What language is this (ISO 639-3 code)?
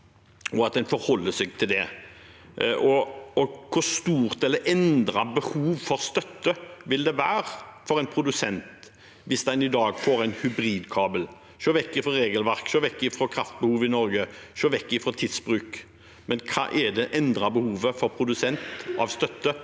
nor